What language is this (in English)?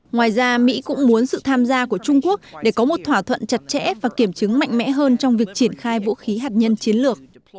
Vietnamese